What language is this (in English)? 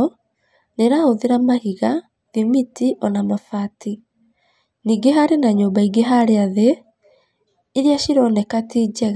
Kikuyu